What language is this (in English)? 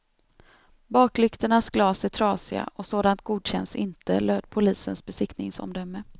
Swedish